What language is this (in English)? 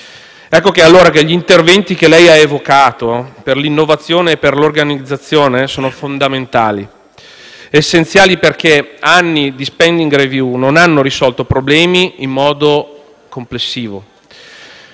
Italian